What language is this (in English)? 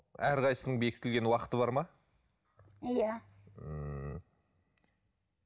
Kazakh